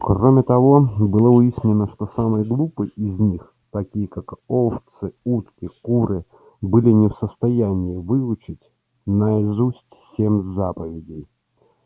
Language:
Russian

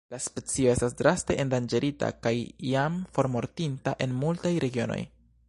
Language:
Esperanto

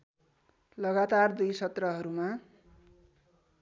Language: Nepali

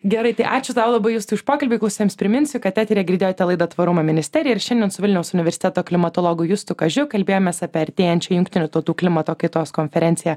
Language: Lithuanian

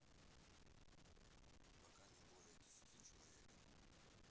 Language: Russian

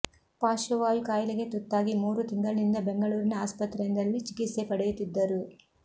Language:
Kannada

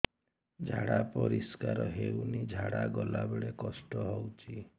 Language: Odia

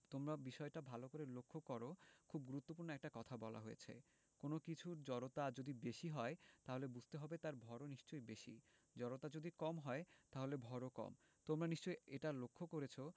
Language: Bangla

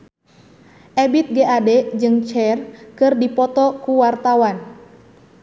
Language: Sundanese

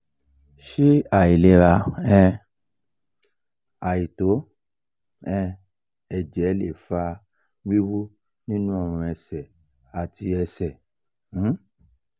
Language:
Yoruba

